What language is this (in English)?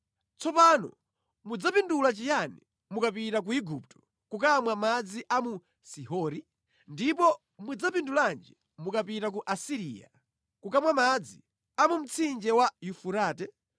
Nyanja